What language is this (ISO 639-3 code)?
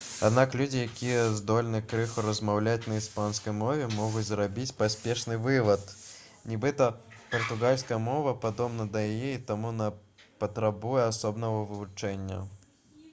bel